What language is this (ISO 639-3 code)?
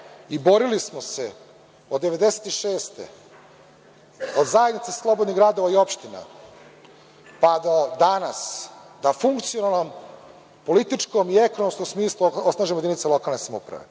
srp